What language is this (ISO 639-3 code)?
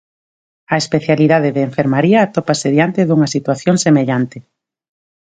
glg